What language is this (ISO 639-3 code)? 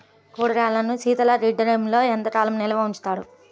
tel